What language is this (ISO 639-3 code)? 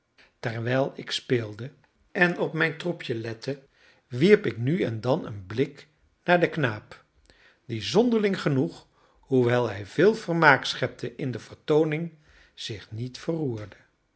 nld